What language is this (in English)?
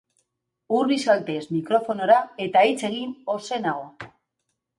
Basque